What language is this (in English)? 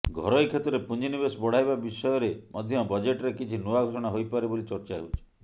Odia